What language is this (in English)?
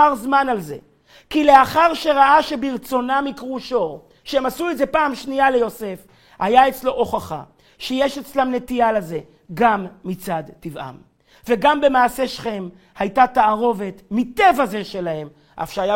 Hebrew